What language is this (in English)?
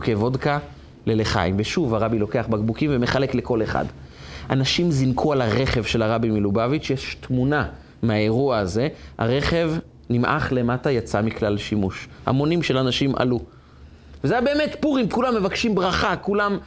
Hebrew